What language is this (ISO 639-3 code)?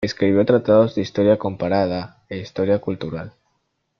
spa